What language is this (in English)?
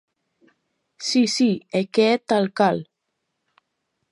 Galician